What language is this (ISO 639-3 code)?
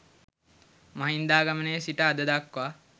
sin